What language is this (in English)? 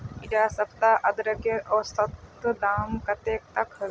Magahi